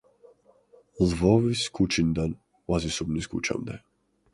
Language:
Georgian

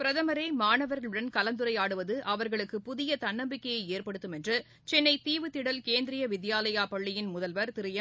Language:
Tamil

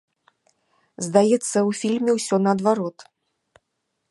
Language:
Belarusian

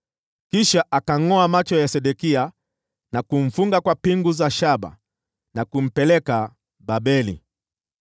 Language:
Swahili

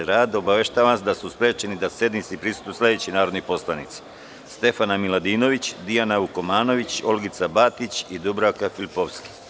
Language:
Serbian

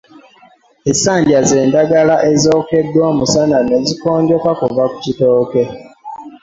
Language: Ganda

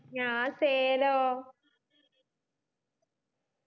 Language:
Malayalam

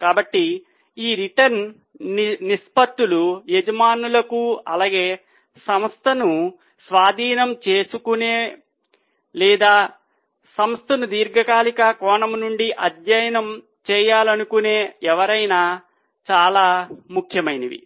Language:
Telugu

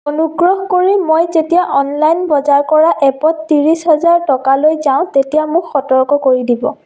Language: Assamese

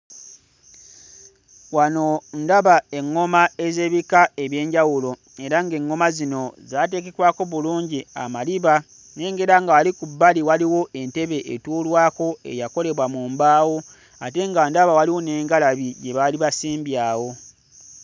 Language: Ganda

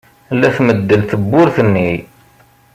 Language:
Kabyle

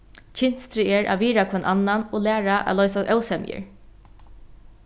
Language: Faroese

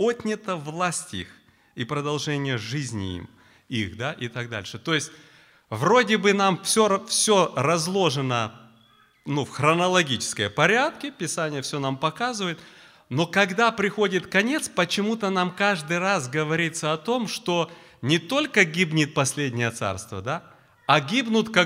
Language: Russian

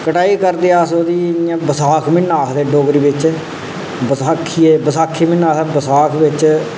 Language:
Dogri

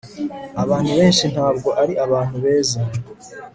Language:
Kinyarwanda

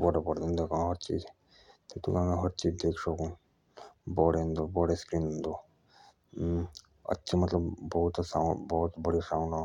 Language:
Jaunsari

